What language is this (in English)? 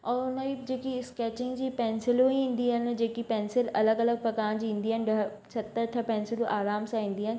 Sindhi